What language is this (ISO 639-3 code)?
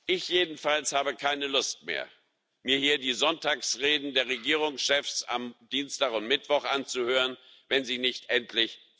deu